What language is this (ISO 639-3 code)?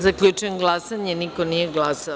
srp